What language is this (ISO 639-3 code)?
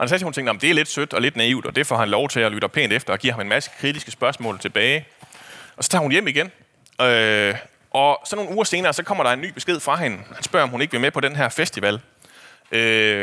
dan